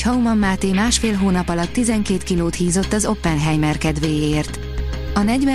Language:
Hungarian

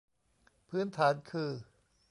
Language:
Thai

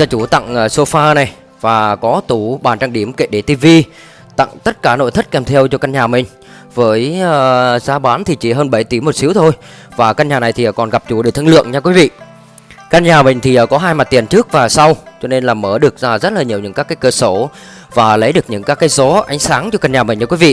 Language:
Vietnamese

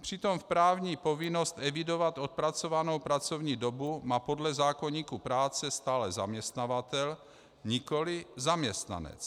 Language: Czech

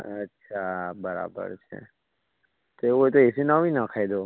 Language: Gujarati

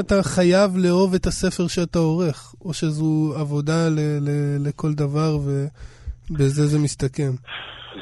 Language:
Hebrew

